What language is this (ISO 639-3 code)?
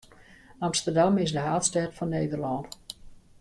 fry